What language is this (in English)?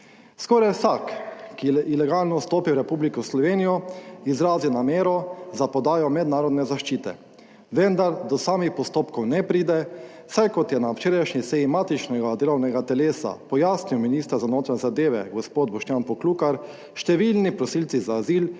Slovenian